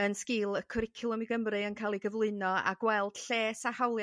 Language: Welsh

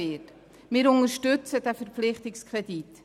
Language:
Swiss German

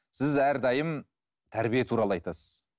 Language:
Kazakh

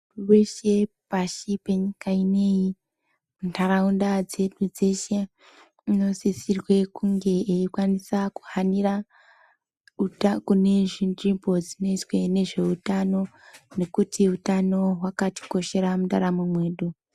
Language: Ndau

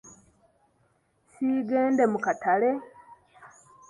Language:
Ganda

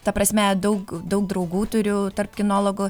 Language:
Lithuanian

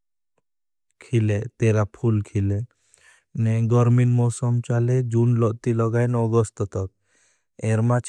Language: Bhili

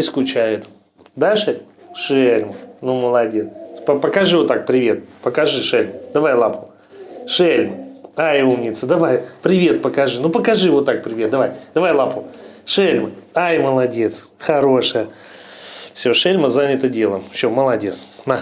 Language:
Russian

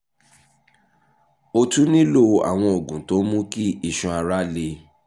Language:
Yoruba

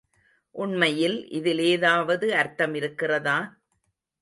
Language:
Tamil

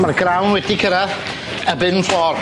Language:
Welsh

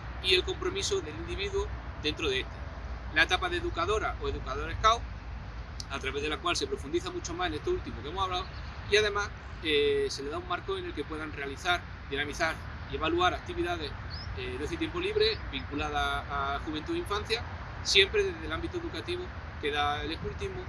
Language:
Spanish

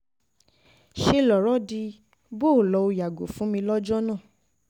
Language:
Yoruba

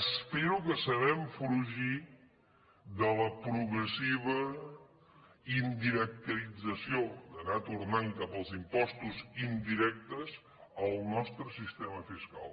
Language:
Catalan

